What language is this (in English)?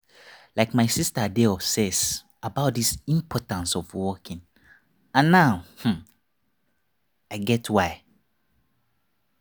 Nigerian Pidgin